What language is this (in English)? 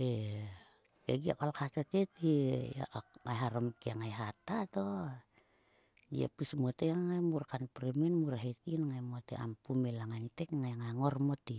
Sulka